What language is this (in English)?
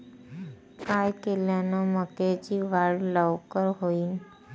Marathi